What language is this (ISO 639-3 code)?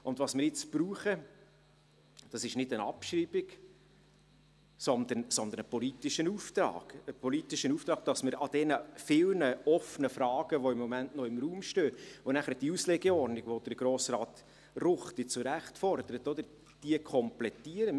gsw